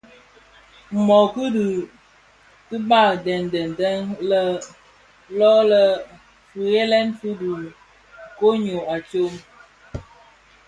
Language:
Bafia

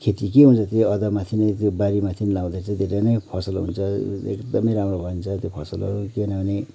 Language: Nepali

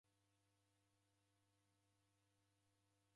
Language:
Taita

